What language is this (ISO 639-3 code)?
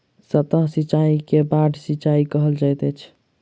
mai